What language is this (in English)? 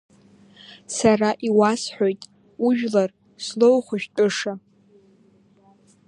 Abkhazian